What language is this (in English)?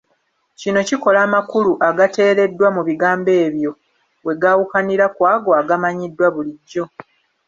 Ganda